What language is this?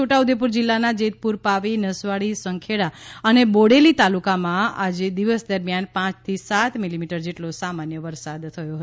Gujarati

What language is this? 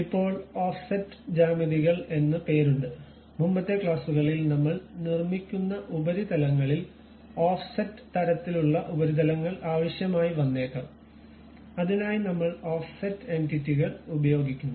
Malayalam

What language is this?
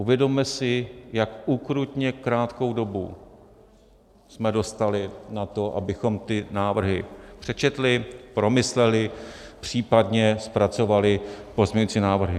Czech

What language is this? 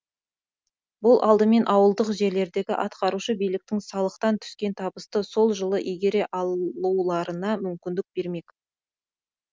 Kazakh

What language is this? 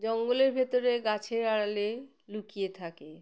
Bangla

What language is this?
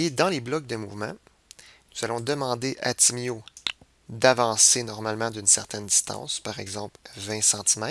French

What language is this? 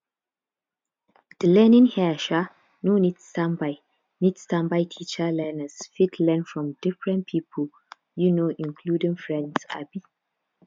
Nigerian Pidgin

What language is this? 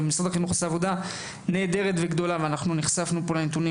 Hebrew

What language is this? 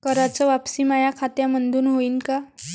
Marathi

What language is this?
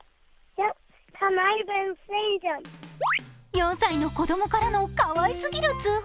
Japanese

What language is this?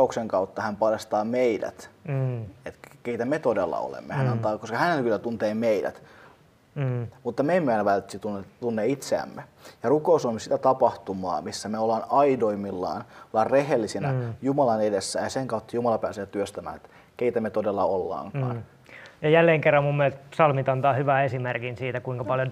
Finnish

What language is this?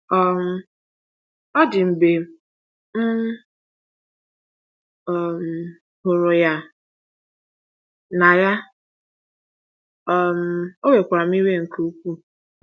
Igbo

